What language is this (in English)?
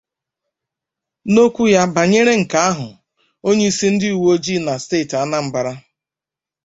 Igbo